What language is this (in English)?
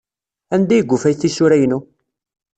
Kabyle